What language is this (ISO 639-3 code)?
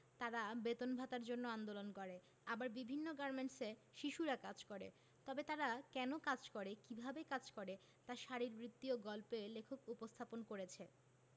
ben